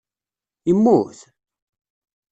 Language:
Kabyle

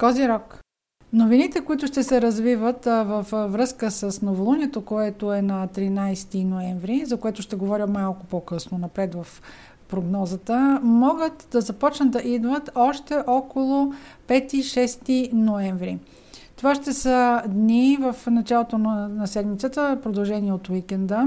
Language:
Bulgarian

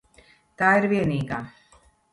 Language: Latvian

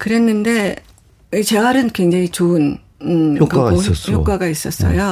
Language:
Korean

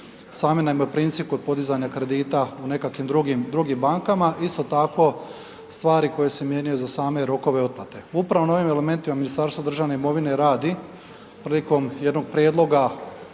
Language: Croatian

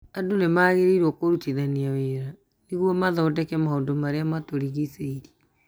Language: Kikuyu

